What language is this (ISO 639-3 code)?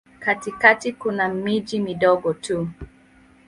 swa